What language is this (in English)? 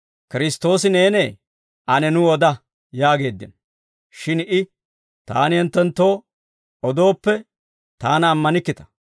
Dawro